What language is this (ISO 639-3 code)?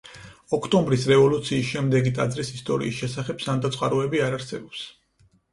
kat